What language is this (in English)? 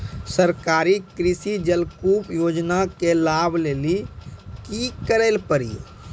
Maithili